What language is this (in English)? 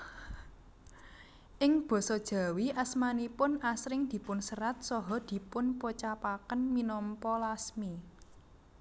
Javanese